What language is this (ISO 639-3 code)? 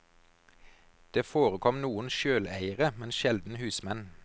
nor